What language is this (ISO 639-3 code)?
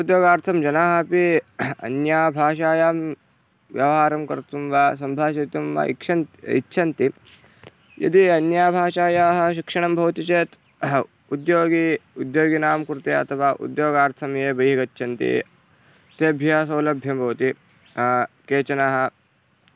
san